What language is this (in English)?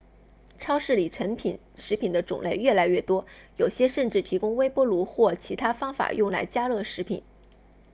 Chinese